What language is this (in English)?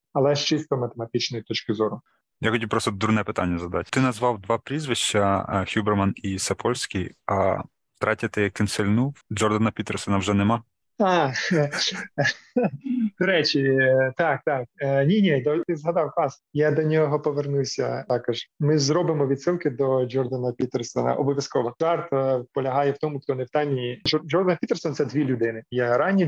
Ukrainian